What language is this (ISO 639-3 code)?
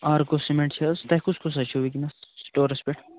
kas